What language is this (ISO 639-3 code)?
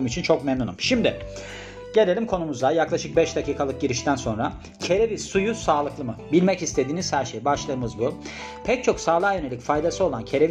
tur